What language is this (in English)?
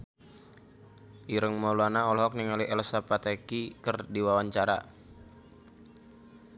Sundanese